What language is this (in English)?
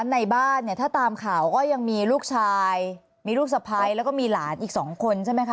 Thai